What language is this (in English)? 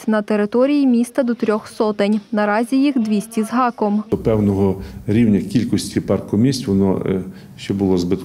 Ukrainian